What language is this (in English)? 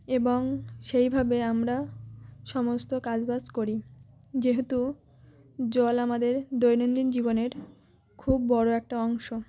Bangla